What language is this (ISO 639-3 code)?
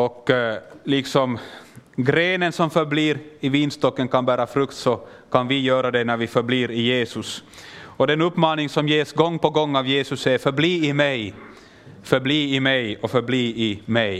swe